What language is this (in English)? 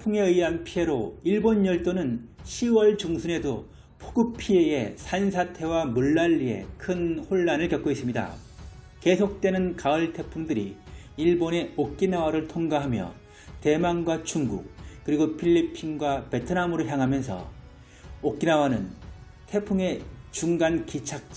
Korean